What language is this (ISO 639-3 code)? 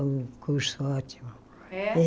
por